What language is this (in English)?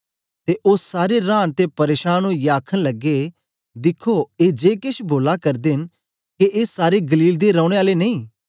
Dogri